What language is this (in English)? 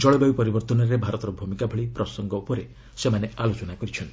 Odia